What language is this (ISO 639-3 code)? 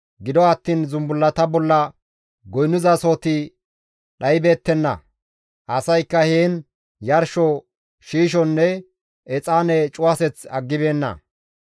gmv